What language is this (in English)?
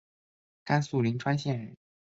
Chinese